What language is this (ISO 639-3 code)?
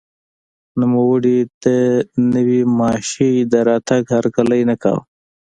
pus